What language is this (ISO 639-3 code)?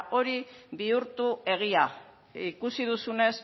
eus